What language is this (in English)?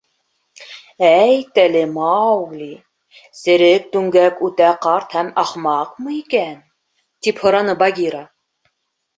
Bashkir